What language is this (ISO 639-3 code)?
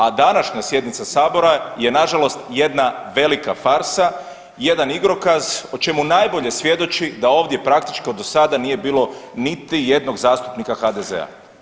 hrv